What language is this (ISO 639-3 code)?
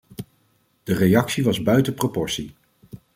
nld